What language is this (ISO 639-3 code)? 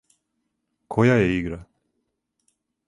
srp